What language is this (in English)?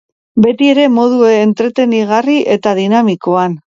Basque